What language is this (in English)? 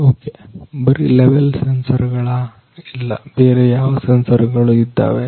Kannada